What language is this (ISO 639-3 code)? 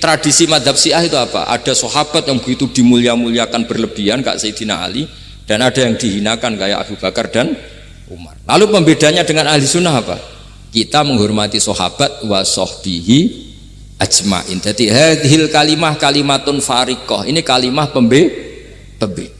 ind